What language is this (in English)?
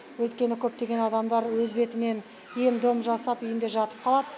Kazakh